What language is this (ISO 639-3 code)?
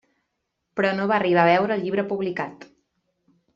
cat